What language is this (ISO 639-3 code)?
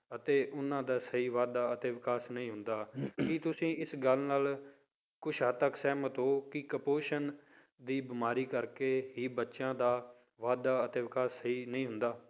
pan